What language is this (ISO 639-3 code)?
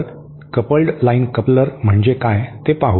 mar